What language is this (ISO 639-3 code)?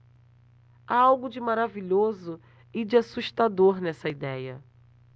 por